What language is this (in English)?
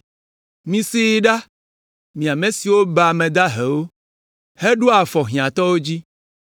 Ewe